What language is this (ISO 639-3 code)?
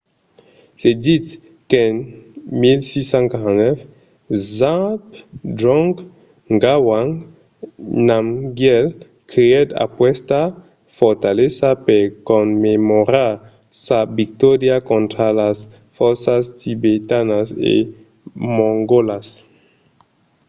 oci